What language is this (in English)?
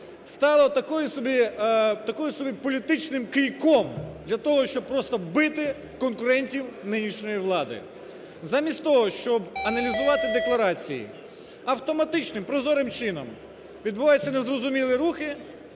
Ukrainian